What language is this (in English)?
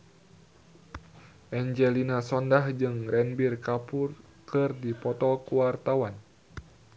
Sundanese